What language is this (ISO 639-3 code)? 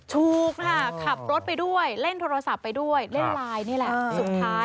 tha